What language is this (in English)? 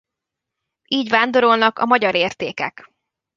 Hungarian